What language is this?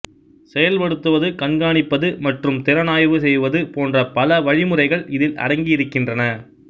Tamil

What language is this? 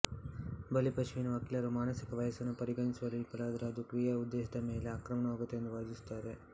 Kannada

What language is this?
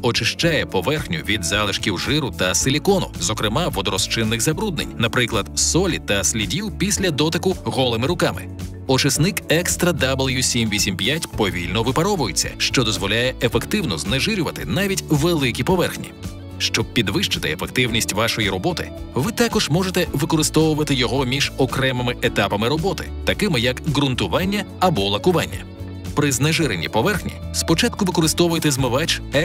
Ukrainian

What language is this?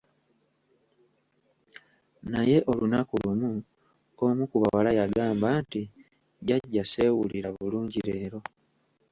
Ganda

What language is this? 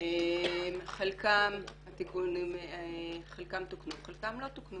Hebrew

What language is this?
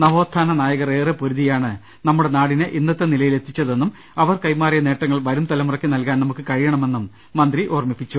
Malayalam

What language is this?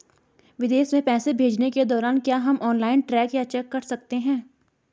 Hindi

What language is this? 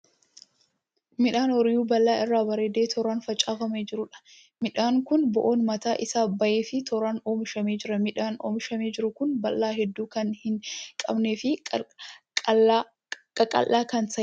Oromo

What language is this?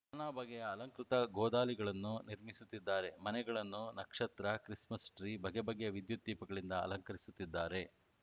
Kannada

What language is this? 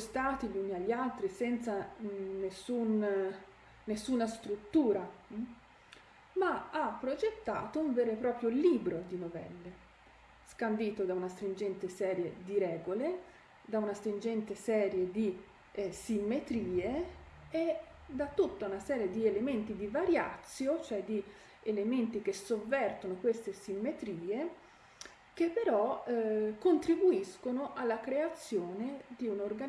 Italian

